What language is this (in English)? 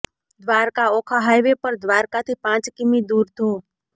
Gujarati